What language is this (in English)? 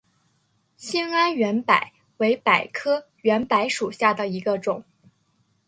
Chinese